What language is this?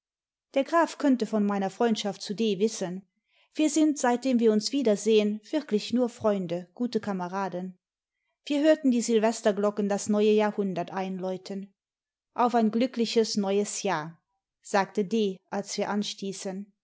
German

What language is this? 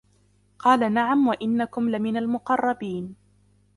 Arabic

